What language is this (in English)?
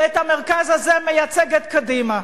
Hebrew